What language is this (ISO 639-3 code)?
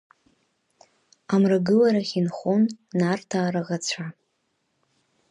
abk